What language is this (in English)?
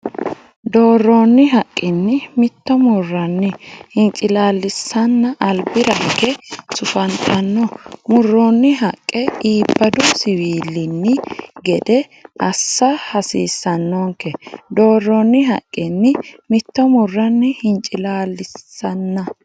Sidamo